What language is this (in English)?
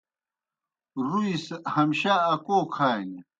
Kohistani Shina